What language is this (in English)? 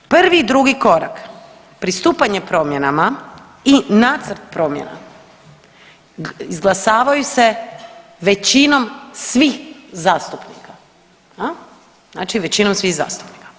Croatian